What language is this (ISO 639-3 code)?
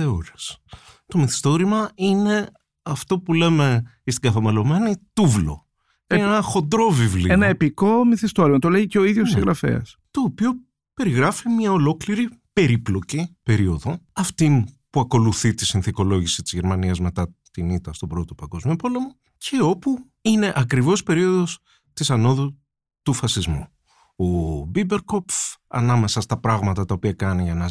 ell